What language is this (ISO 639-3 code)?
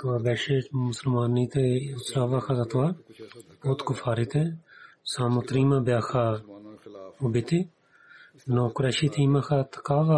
bul